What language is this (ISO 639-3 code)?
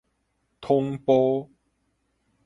nan